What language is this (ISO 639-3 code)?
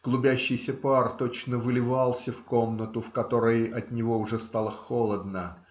rus